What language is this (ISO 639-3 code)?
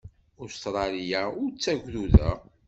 kab